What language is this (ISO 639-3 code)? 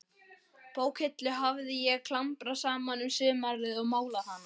isl